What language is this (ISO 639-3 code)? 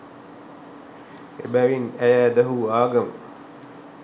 sin